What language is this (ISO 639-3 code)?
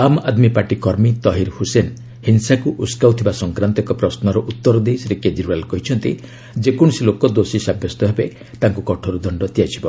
ori